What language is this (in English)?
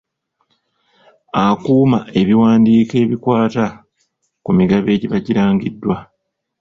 Ganda